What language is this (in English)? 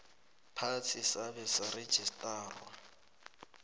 South Ndebele